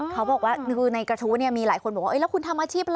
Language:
Thai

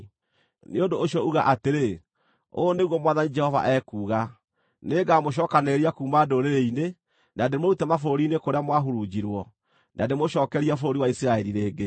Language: Kikuyu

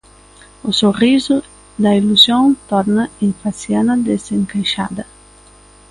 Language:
Galician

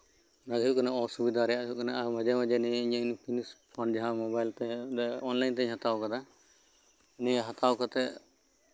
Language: Santali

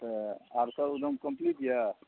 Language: Maithili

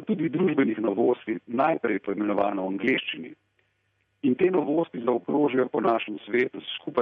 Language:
Italian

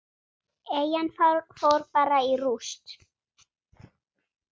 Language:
Icelandic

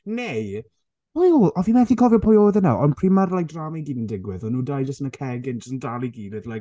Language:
Welsh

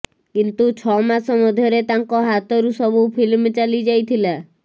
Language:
Odia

